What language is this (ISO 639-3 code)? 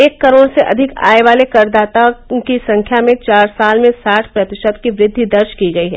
hin